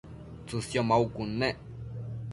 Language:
Matsés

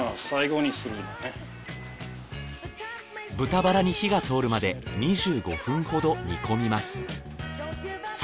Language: Japanese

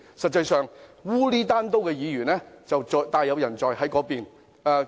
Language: Cantonese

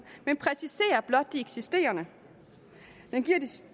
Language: Danish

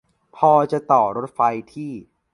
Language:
Thai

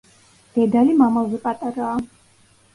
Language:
Georgian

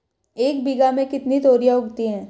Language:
Hindi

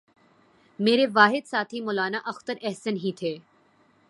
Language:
Urdu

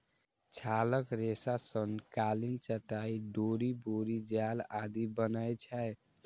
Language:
Maithili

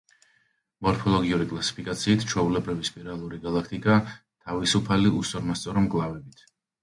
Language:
Georgian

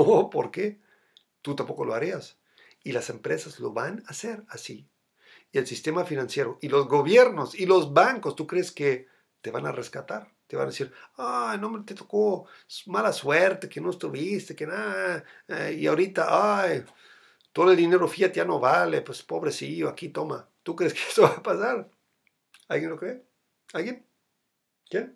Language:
Spanish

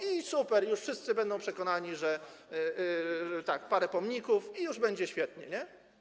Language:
Polish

